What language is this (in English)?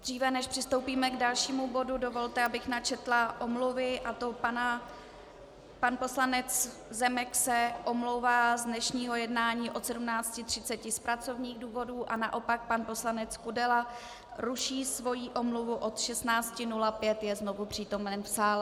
Czech